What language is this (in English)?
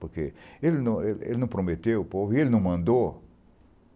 Portuguese